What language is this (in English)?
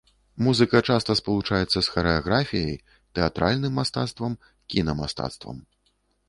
Belarusian